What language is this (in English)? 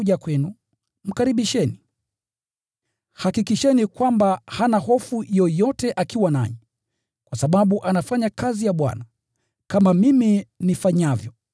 Swahili